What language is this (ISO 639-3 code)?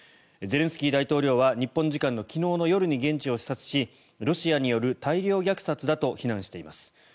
jpn